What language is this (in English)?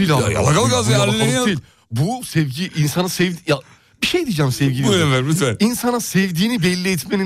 Turkish